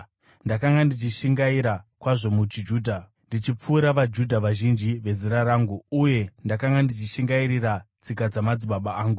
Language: Shona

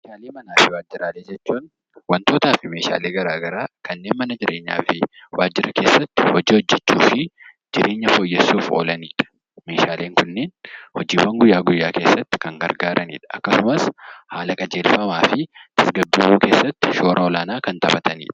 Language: Oromo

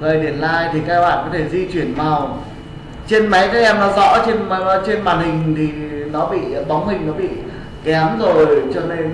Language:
Vietnamese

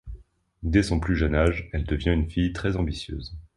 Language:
French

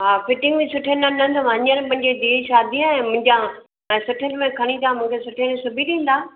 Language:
Sindhi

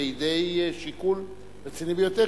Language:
Hebrew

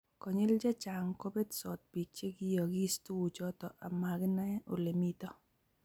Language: Kalenjin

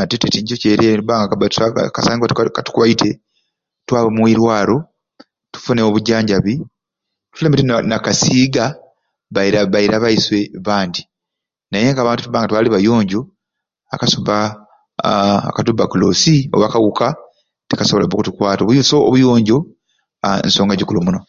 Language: Ruuli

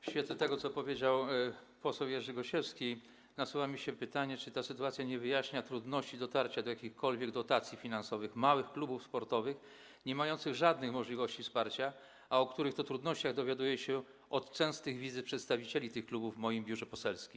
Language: Polish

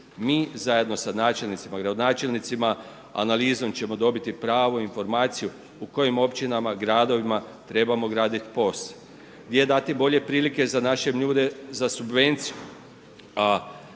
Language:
Croatian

